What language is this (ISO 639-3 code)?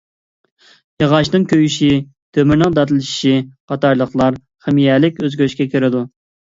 uig